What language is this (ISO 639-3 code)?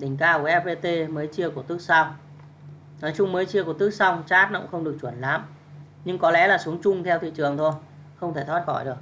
vie